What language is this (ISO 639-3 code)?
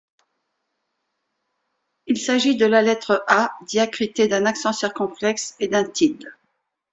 fra